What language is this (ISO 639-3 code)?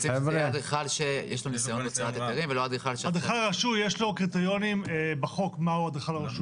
heb